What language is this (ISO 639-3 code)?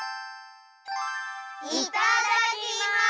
jpn